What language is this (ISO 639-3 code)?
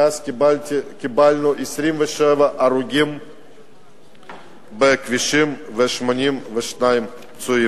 heb